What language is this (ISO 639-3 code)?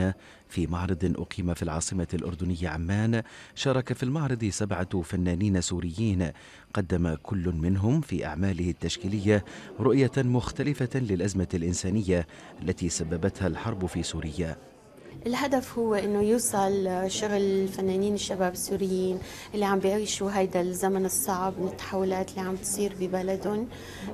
ara